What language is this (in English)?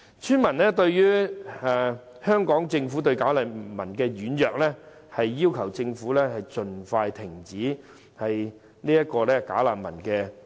Cantonese